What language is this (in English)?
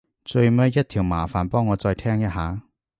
Cantonese